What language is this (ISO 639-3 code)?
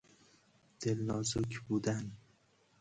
fas